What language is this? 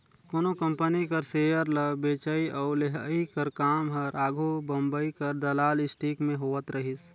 Chhattisgarhi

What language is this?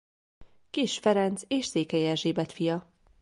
Hungarian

